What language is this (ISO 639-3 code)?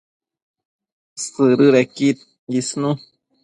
mcf